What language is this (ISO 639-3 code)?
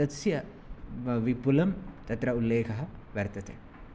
san